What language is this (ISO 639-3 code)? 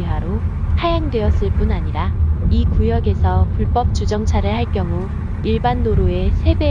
kor